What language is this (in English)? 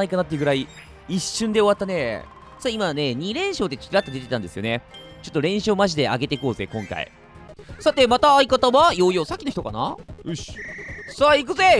Japanese